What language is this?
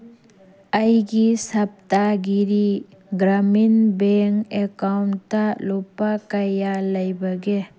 Manipuri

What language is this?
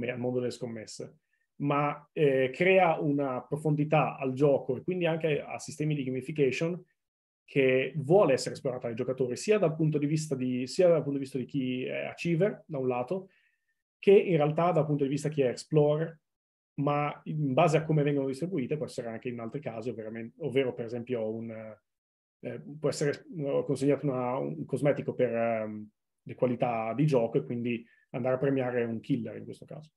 Italian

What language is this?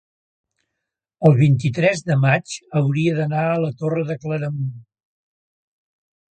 Catalan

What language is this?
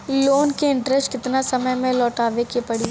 Bhojpuri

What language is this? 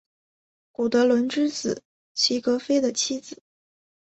Chinese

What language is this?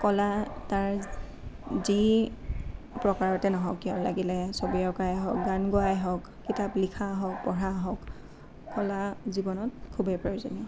Assamese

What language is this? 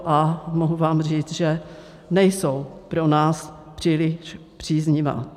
Czech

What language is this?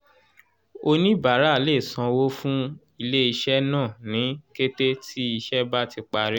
Yoruba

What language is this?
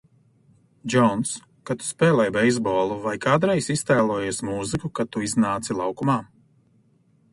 Latvian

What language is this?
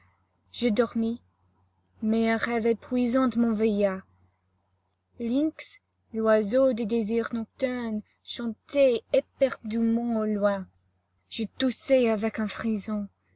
French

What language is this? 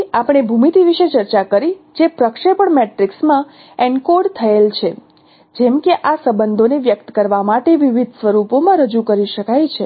Gujarati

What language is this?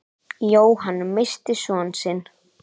Icelandic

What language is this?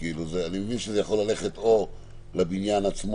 Hebrew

